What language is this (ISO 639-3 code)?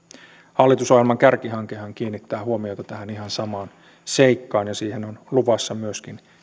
fin